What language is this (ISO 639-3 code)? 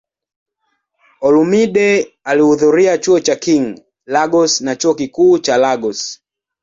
swa